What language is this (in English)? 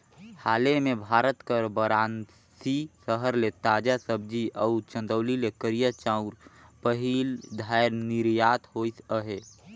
Chhattisgarhi